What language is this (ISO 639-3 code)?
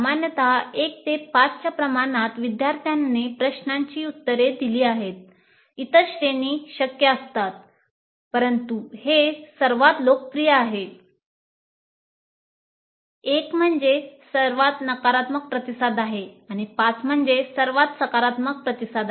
mar